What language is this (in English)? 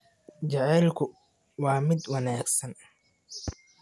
Somali